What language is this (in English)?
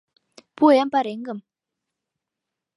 Mari